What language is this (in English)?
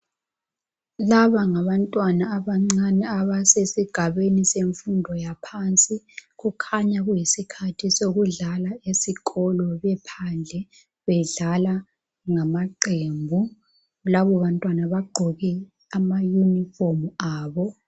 North Ndebele